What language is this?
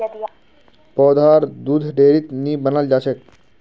Magahi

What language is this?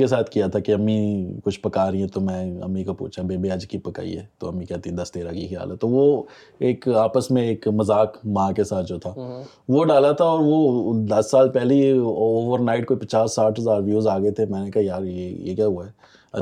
Urdu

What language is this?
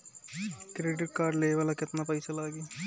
Bhojpuri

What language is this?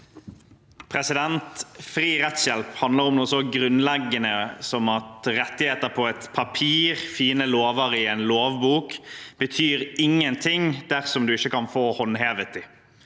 Norwegian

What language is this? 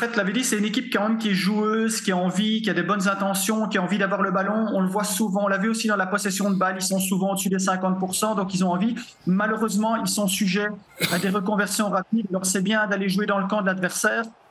French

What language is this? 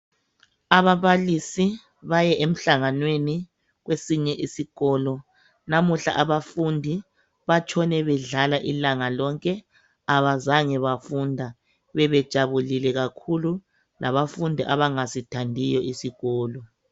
North Ndebele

